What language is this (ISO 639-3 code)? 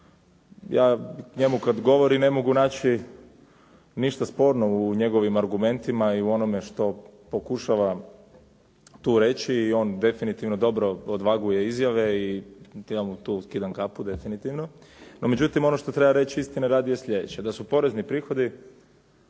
hrv